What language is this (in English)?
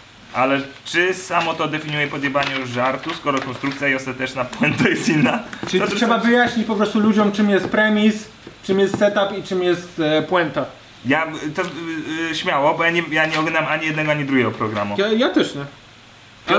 Polish